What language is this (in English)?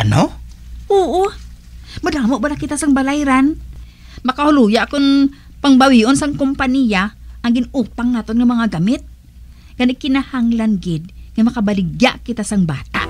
Filipino